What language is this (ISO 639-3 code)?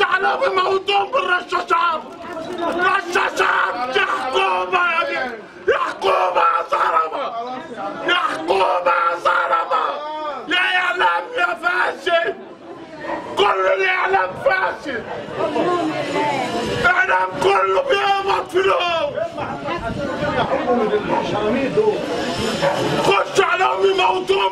ara